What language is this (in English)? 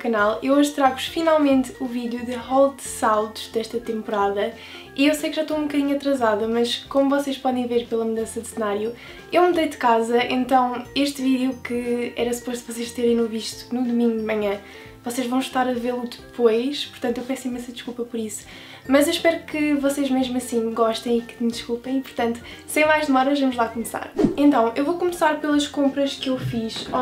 Portuguese